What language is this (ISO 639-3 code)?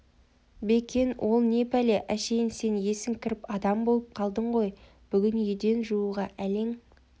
kaz